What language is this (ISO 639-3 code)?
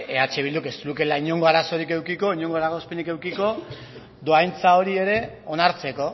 eus